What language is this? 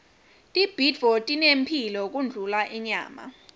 Swati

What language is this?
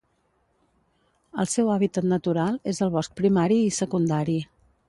Catalan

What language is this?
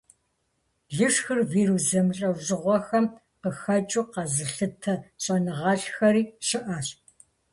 Kabardian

